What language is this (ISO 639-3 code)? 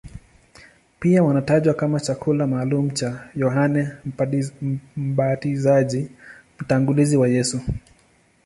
swa